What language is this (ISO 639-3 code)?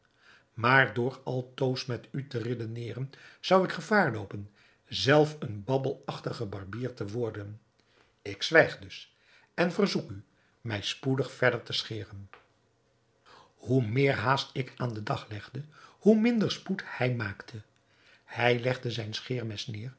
nld